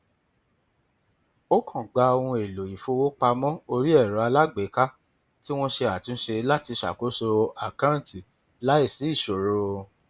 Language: Yoruba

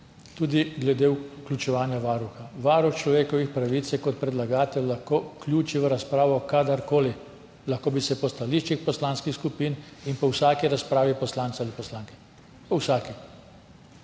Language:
Slovenian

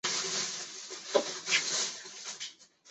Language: Chinese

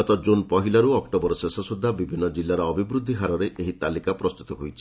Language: Odia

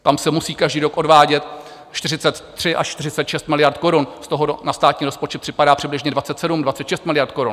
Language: Czech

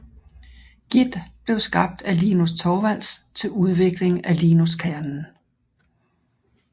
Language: Danish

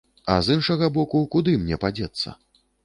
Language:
Belarusian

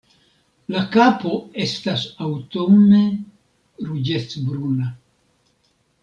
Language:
Esperanto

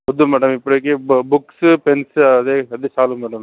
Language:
Telugu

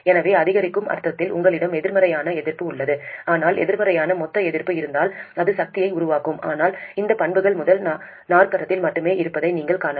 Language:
Tamil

